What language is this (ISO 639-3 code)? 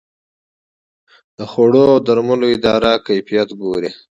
pus